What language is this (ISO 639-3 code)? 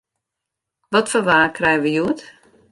fry